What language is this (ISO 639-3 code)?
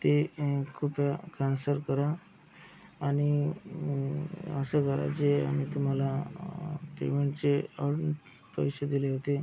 mar